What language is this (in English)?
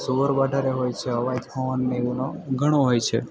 Gujarati